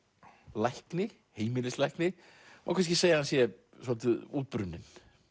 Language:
Icelandic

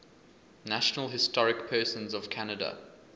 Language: English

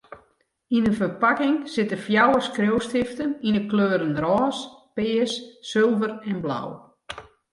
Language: Western Frisian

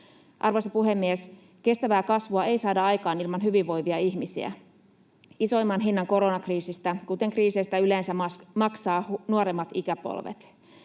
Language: Finnish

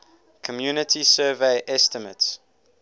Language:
English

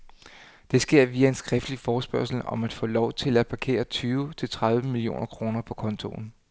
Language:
Danish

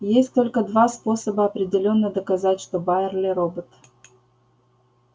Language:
Russian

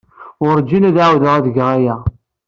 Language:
Kabyle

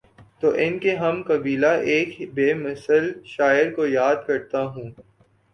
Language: Urdu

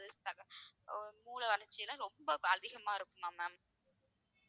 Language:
Tamil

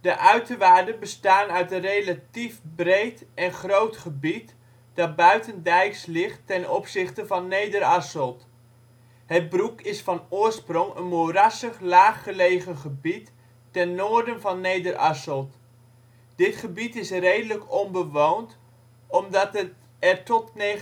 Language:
Dutch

